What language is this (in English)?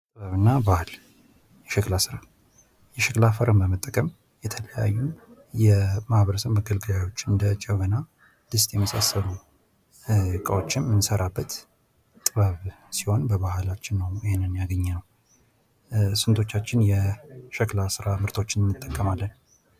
Amharic